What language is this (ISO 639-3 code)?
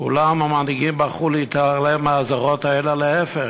heb